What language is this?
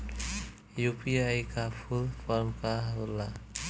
Bhojpuri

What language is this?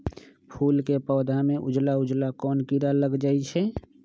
Magahi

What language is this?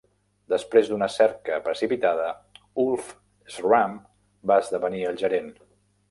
Catalan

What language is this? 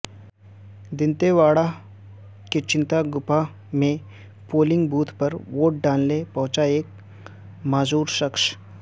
Urdu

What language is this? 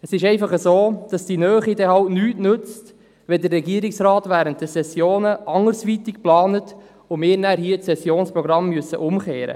Swiss German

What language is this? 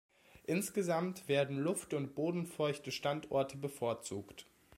German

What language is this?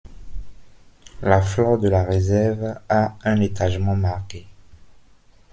French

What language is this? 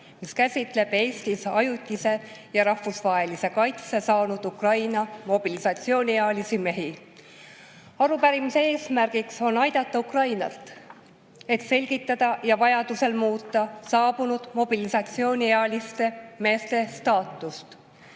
Estonian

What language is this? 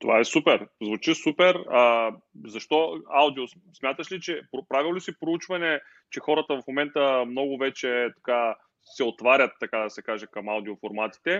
Bulgarian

